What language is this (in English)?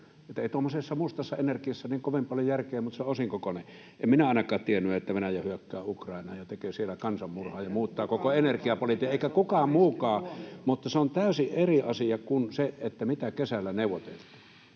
Finnish